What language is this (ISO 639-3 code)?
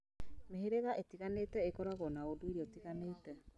kik